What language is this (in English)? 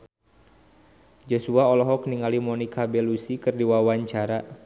Sundanese